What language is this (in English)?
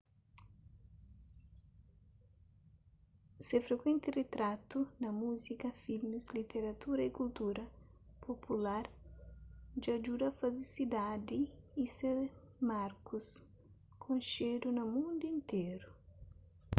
Kabuverdianu